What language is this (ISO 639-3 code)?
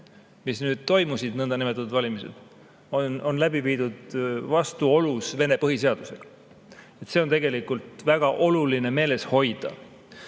est